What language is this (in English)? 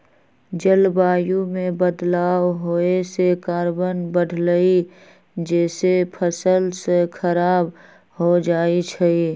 Magahi